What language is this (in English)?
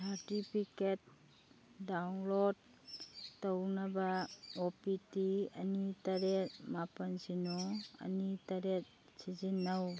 Manipuri